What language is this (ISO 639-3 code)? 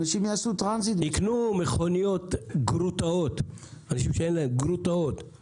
heb